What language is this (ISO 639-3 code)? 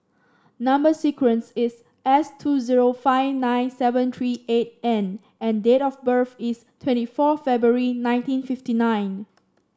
eng